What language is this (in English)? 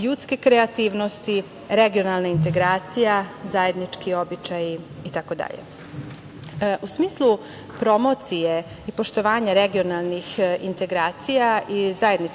Serbian